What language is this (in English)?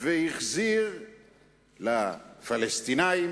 Hebrew